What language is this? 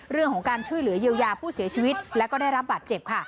Thai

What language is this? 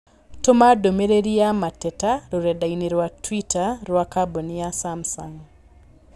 Kikuyu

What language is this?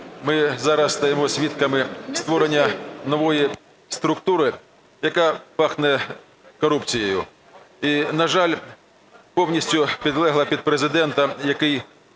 Ukrainian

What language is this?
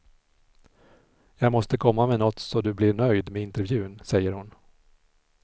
Swedish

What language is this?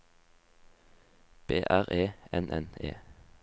Norwegian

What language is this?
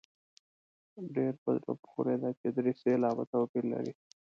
Pashto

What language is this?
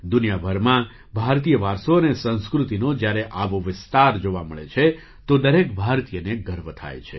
Gujarati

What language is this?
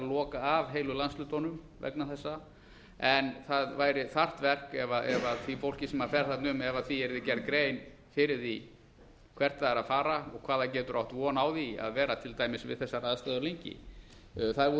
Icelandic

